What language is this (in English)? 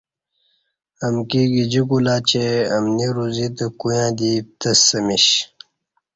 Kati